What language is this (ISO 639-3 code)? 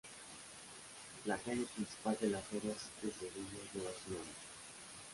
spa